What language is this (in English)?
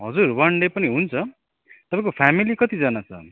Nepali